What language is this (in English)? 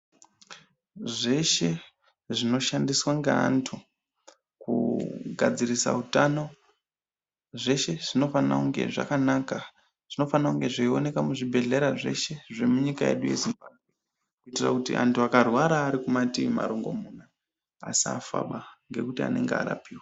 Ndau